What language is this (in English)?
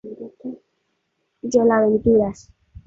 Spanish